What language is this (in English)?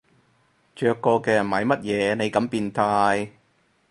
Cantonese